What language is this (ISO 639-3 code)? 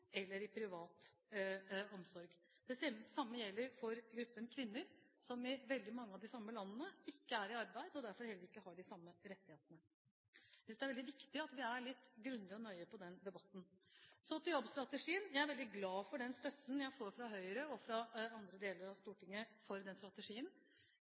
nob